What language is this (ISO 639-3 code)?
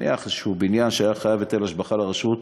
heb